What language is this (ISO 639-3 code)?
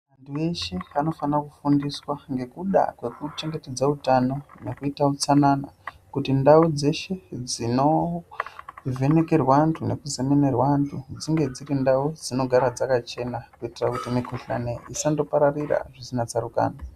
ndc